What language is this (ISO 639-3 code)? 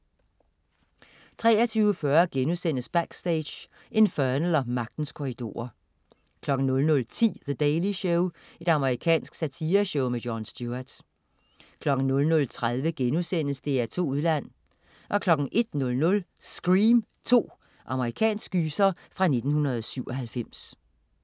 dan